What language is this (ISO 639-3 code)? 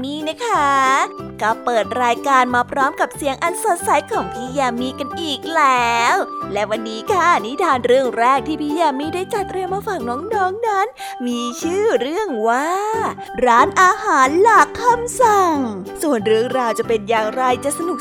tha